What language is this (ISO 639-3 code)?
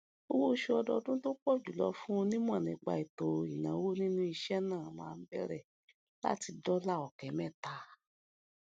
yor